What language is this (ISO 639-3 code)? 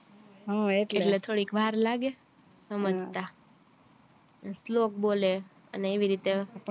guj